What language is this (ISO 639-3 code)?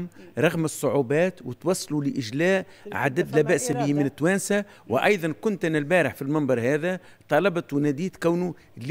ara